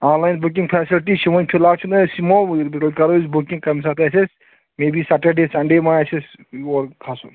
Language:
Kashmiri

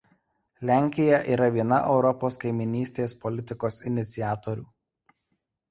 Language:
Lithuanian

